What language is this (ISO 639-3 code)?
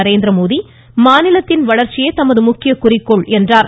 tam